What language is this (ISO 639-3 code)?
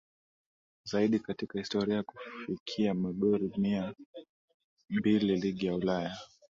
swa